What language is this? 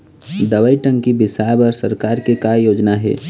Chhattisgarhi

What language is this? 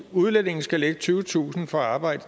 Danish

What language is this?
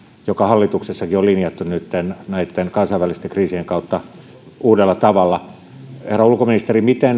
Finnish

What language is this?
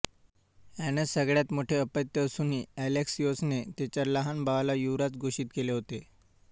Marathi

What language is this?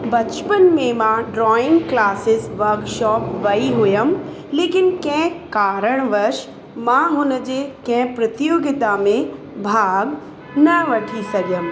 Sindhi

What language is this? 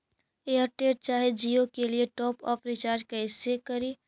Magahi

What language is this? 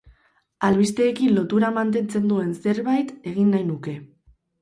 Basque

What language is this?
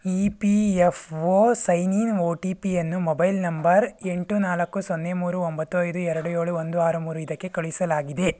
Kannada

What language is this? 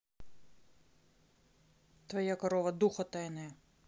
Russian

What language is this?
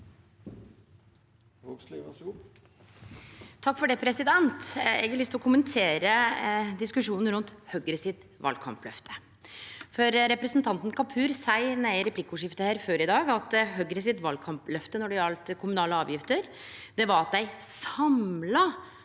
Norwegian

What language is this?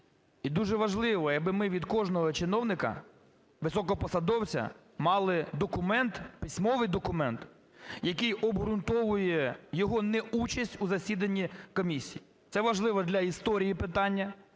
Ukrainian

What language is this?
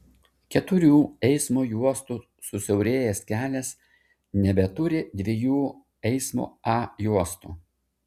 Lithuanian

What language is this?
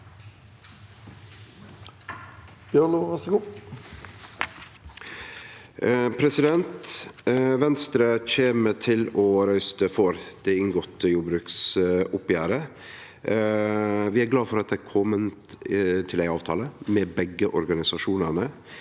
Norwegian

